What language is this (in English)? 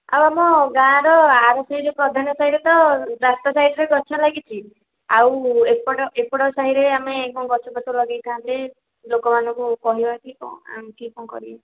Odia